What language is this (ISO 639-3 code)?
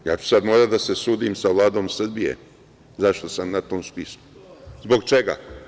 srp